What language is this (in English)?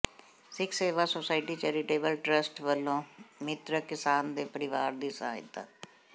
Punjabi